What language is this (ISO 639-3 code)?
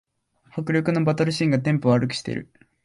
jpn